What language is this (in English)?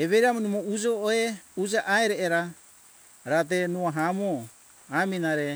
Hunjara-Kaina Ke